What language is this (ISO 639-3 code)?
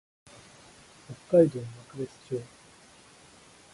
jpn